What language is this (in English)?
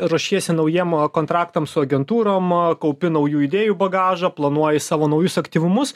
Lithuanian